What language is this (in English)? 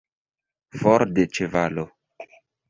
Esperanto